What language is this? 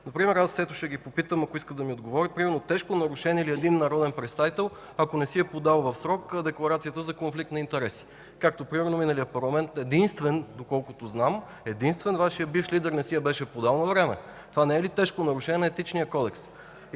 Bulgarian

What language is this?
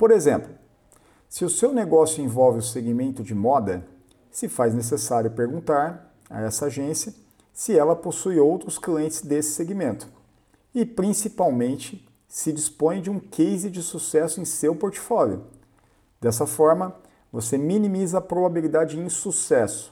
Portuguese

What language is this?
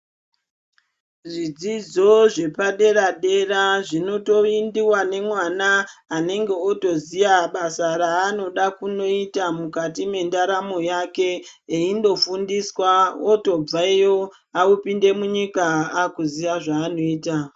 Ndau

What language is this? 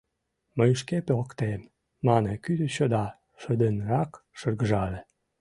Mari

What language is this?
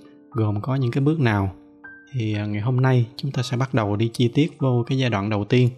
Vietnamese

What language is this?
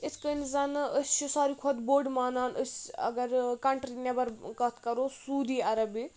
Kashmiri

